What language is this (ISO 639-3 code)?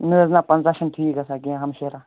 kas